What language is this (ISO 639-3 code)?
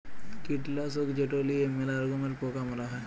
ben